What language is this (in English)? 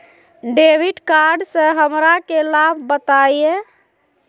Magahi